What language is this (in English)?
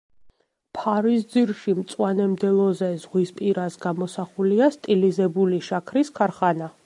Georgian